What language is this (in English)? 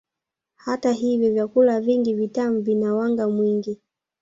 Swahili